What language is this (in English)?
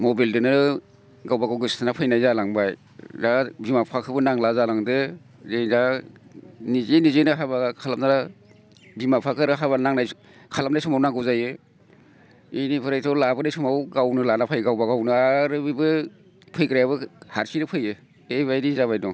Bodo